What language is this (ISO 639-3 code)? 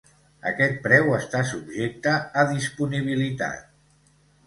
cat